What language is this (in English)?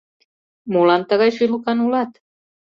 Mari